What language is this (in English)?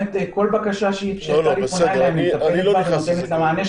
Hebrew